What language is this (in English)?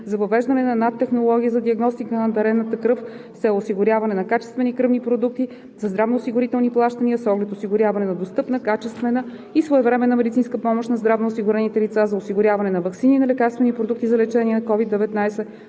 Bulgarian